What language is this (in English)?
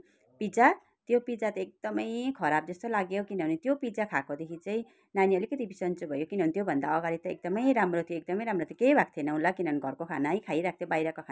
Nepali